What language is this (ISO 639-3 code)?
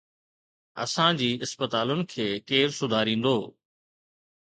snd